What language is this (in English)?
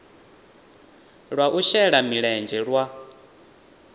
Venda